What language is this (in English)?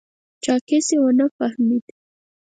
Pashto